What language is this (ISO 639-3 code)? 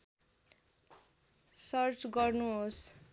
nep